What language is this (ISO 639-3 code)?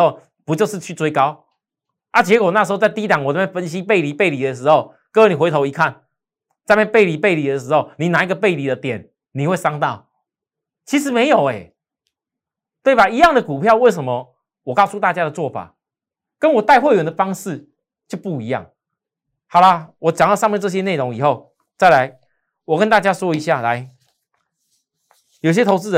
zho